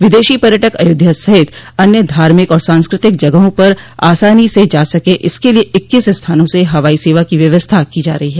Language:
Hindi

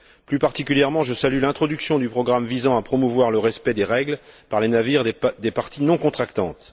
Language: French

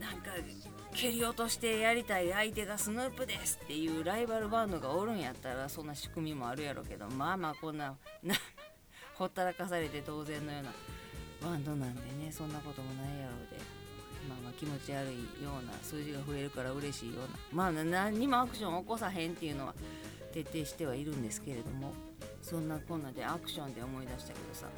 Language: Japanese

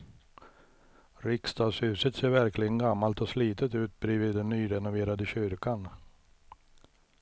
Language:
Swedish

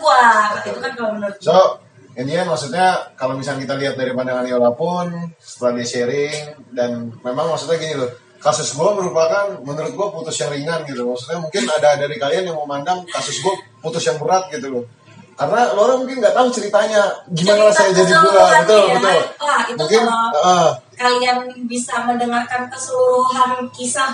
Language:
Indonesian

